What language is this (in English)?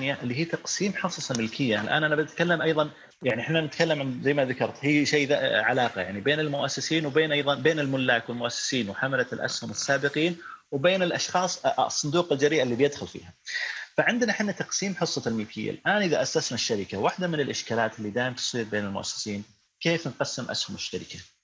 Arabic